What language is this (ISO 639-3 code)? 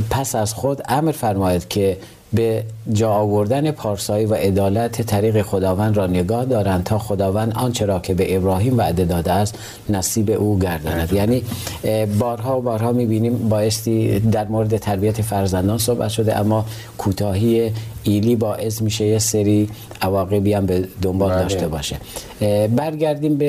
fas